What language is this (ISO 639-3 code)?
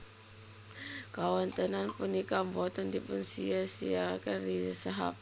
jav